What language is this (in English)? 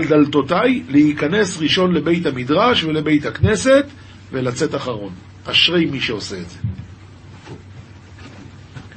Hebrew